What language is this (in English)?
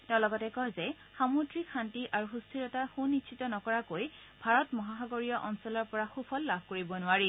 Assamese